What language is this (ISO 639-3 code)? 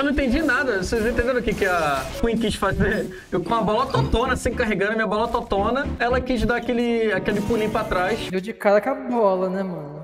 por